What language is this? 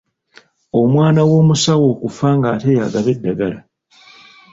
Ganda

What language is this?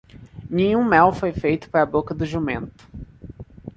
Portuguese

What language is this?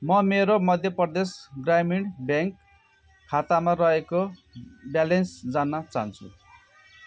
Nepali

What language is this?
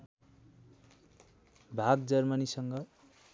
Nepali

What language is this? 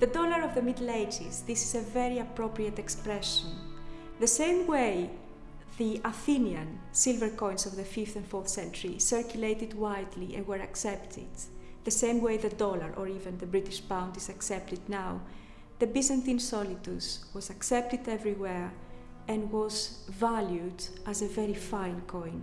English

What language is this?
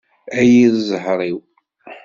Kabyle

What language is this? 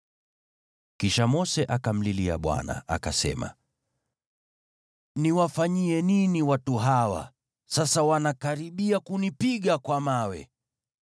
Swahili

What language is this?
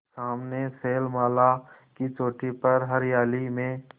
Hindi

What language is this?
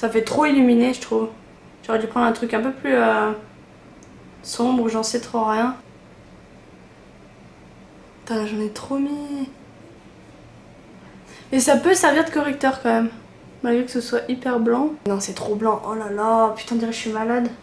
French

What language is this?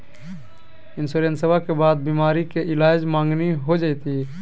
Magahi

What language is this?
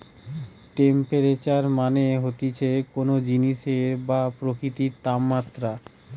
Bangla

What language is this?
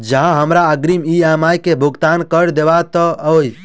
Maithili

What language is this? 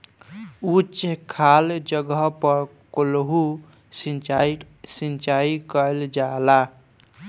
Bhojpuri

